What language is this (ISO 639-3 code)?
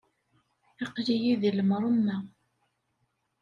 kab